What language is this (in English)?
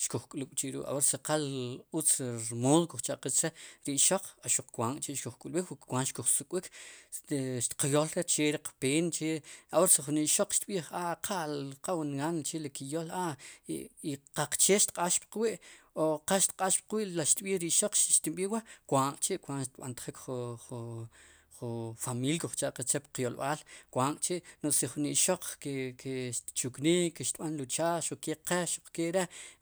Sipacapense